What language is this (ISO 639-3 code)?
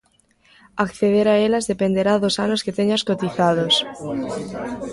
glg